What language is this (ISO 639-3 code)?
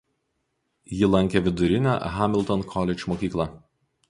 lit